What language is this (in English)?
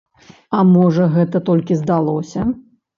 Belarusian